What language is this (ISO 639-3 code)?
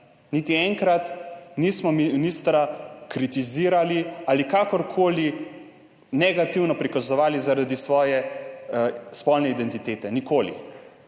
slv